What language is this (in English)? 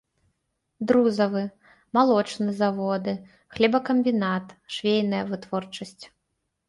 Belarusian